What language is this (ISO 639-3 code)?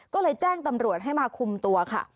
tha